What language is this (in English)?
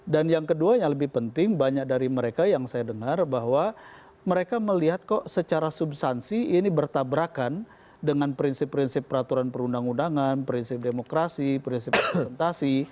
Indonesian